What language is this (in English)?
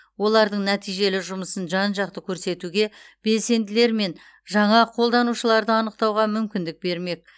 Kazakh